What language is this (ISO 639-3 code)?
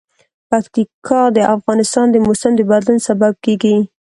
pus